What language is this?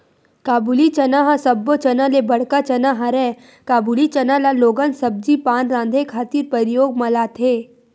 Chhattisgarhi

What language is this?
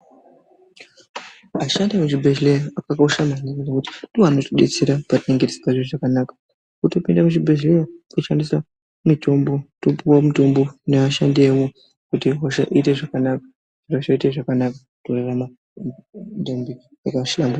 Ndau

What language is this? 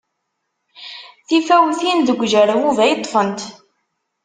Kabyle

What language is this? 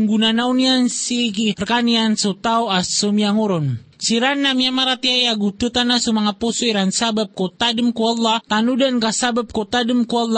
Filipino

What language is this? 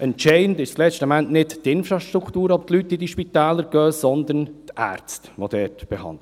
Swiss German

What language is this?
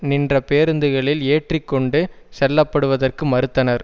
Tamil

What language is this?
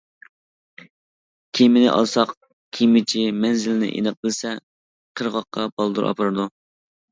Uyghur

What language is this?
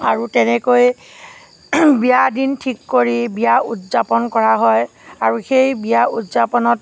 Assamese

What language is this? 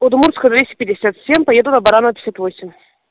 Russian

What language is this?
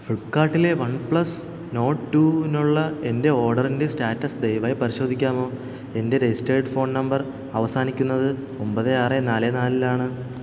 Malayalam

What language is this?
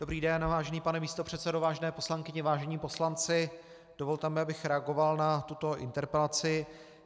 Czech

